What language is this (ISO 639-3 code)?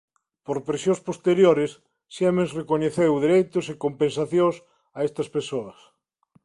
glg